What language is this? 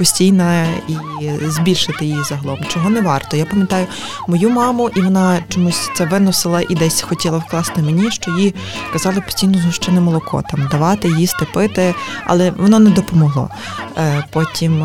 Ukrainian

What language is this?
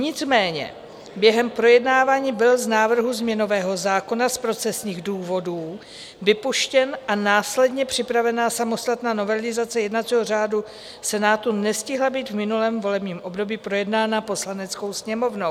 Czech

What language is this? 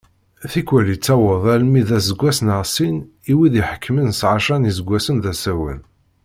Kabyle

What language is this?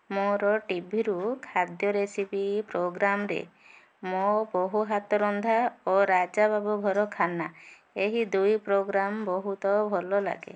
Odia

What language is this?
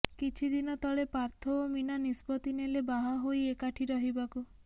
Odia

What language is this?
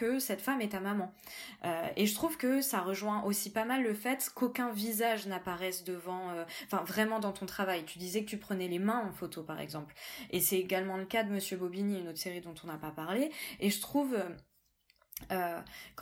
French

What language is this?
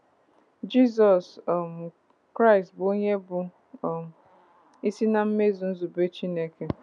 Igbo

